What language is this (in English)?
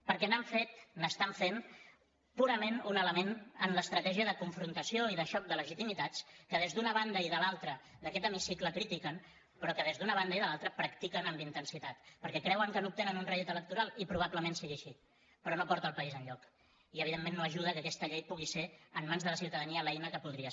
Catalan